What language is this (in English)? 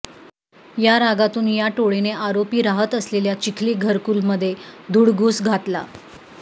Marathi